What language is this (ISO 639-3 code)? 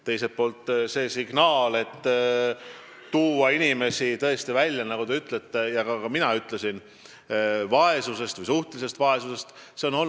est